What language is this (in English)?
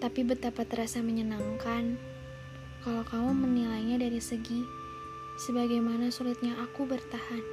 Indonesian